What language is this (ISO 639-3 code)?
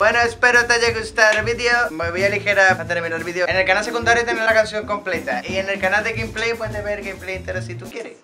spa